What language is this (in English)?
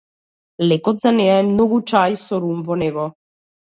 Macedonian